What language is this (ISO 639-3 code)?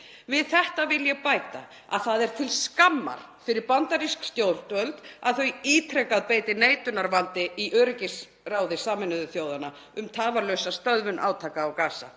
isl